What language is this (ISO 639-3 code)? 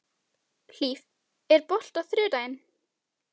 isl